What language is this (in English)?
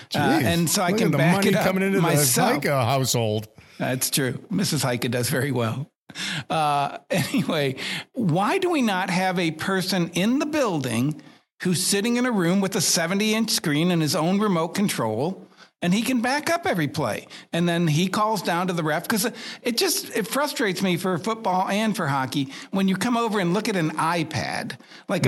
English